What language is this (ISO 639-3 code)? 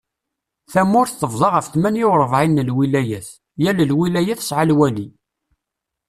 kab